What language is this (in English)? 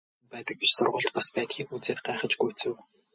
Mongolian